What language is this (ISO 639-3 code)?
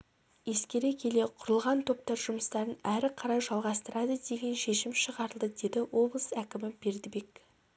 kaz